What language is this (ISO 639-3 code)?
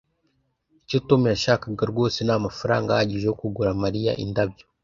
kin